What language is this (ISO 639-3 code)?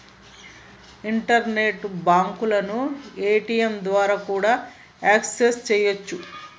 tel